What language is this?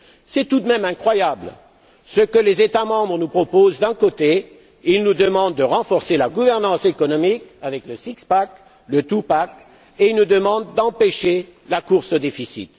French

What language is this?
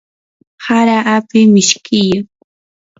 Yanahuanca Pasco Quechua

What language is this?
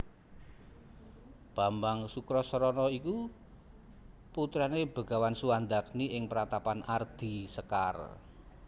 Javanese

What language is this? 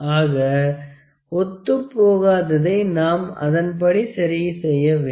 Tamil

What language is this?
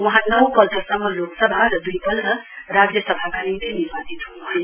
Nepali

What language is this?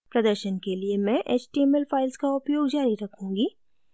Hindi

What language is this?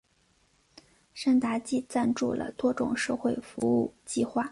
Chinese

